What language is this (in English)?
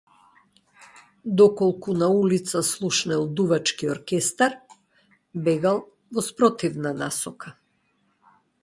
Macedonian